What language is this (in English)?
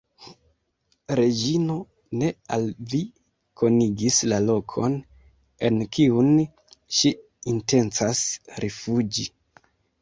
Esperanto